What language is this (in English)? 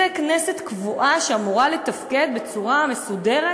Hebrew